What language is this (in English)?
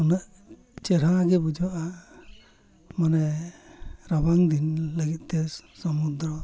Santali